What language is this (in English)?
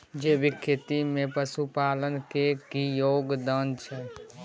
Maithili